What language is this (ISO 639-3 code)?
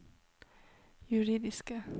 nor